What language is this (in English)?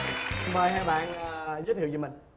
Vietnamese